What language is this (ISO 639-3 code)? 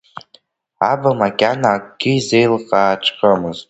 abk